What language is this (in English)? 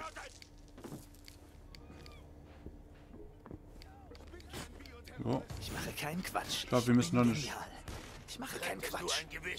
German